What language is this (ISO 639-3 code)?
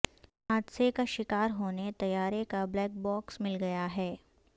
urd